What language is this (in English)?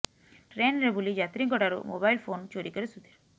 Odia